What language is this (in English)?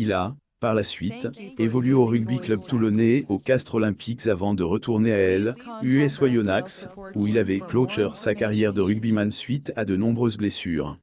French